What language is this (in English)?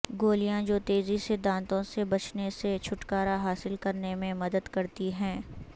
Urdu